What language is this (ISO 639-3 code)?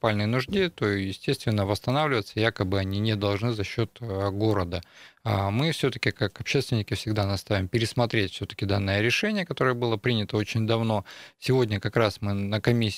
rus